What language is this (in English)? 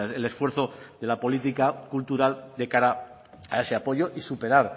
Spanish